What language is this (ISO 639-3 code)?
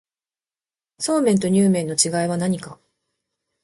jpn